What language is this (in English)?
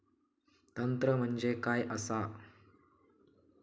Marathi